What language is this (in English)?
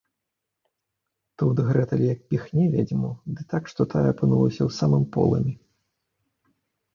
Belarusian